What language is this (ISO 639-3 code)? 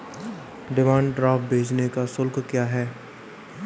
hin